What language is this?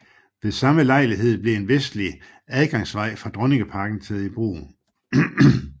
Danish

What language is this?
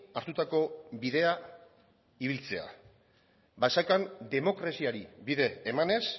Basque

